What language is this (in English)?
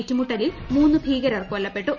Malayalam